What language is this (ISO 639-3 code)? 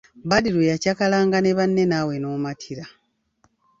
lug